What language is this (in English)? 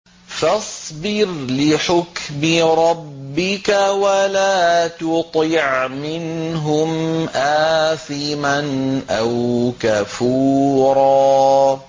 Arabic